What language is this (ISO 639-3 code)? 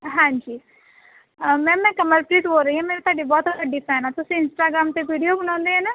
pan